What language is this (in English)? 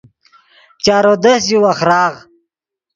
Yidgha